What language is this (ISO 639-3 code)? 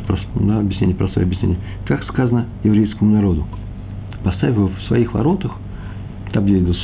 rus